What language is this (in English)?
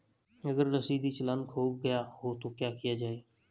Hindi